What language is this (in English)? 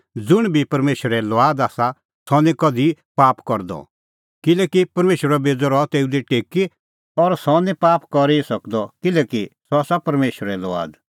Kullu Pahari